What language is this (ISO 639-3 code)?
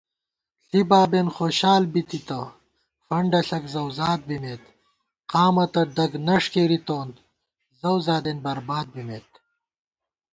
gwt